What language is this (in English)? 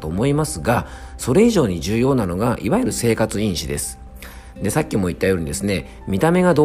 Japanese